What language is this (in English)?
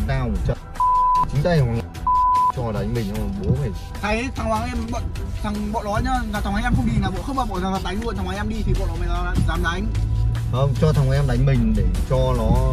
Vietnamese